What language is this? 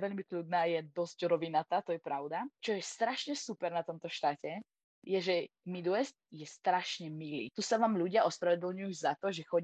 Slovak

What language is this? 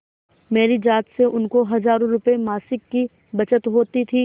Hindi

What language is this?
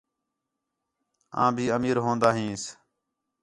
Khetrani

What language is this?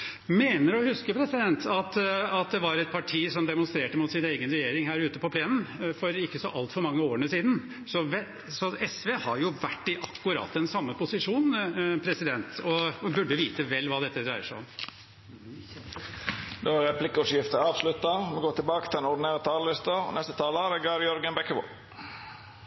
Norwegian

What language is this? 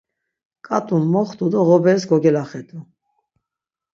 Laz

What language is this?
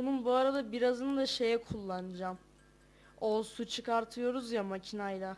Turkish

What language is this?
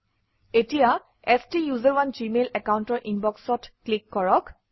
Assamese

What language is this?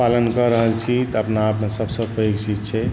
Maithili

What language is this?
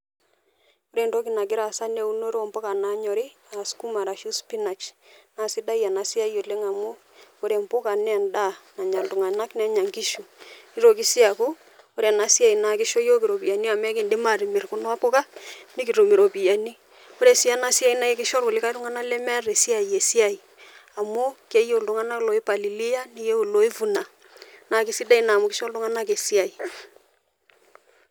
Masai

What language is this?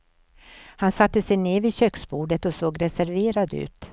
Swedish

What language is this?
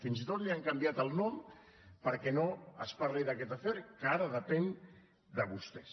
Catalan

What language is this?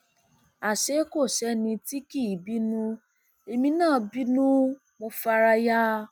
Yoruba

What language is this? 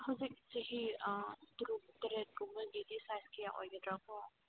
Manipuri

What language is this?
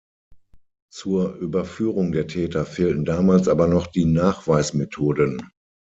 German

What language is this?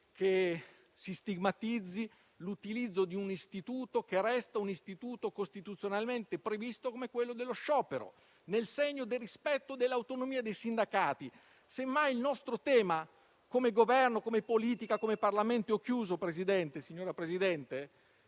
Italian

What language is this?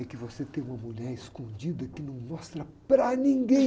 Portuguese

